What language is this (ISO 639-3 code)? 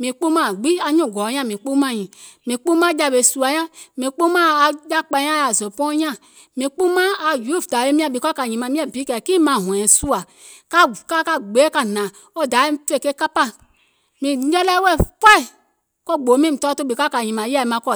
gol